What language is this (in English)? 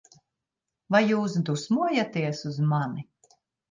Latvian